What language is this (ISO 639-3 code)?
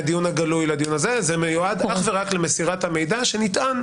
heb